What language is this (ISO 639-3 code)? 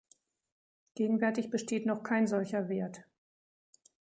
deu